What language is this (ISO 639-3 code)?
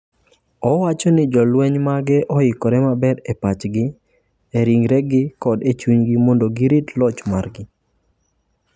luo